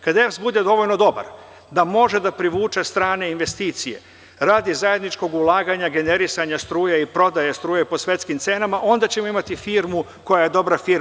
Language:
Serbian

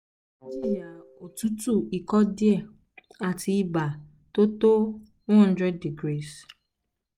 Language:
Yoruba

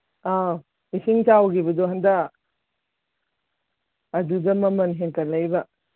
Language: Manipuri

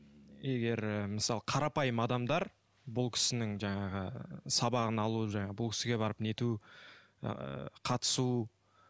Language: Kazakh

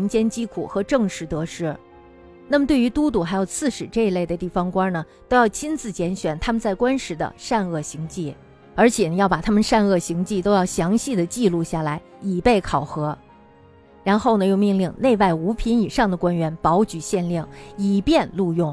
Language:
Chinese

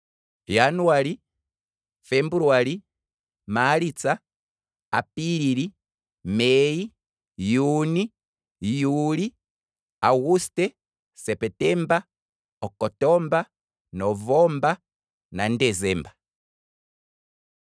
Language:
Kwambi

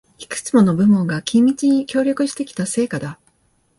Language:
Japanese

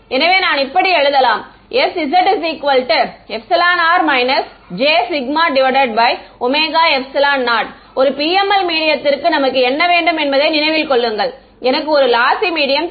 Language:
Tamil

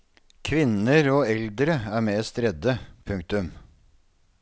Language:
Norwegian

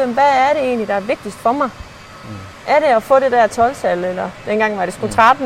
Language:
Danish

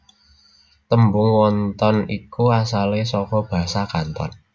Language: Javanese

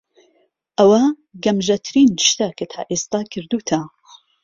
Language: Central Kurdish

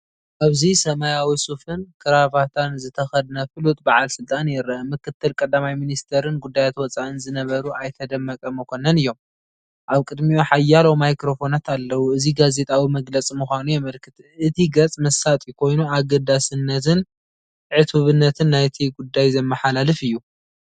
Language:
Tigrinya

